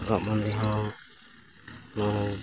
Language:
Santali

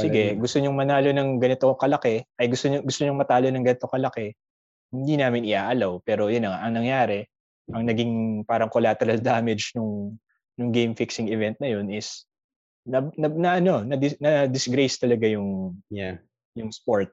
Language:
Filipino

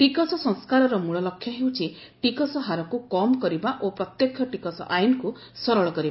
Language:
Odia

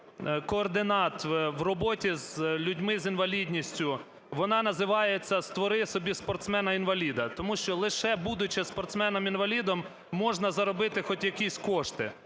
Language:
Ukrainian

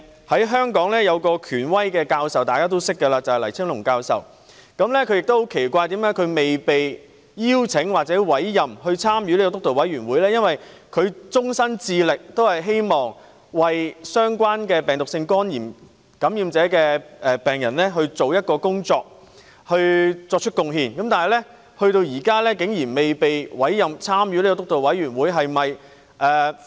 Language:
Cantonese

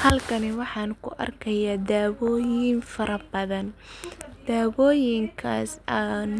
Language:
Somali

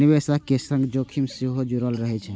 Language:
Maithili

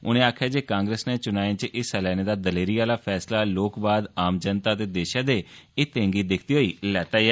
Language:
Dogri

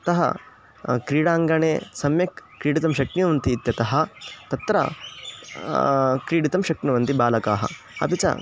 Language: Sanskrit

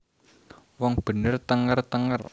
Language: Javanese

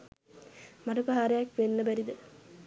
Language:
Sinhala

